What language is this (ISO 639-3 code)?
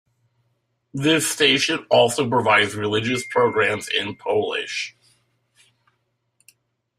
eng